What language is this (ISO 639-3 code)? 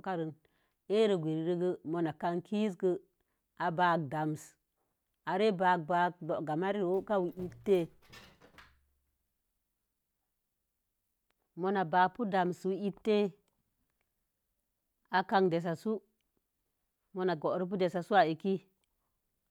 ver